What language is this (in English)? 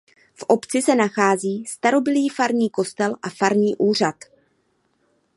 Czech